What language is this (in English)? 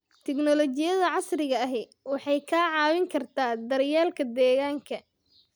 Somali